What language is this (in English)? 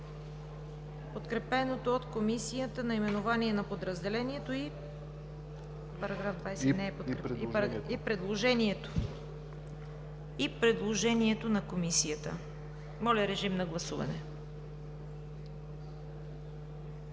Bulgarian